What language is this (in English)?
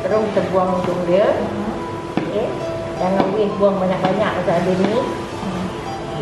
Malay